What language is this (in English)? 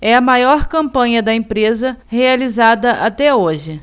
Portuguese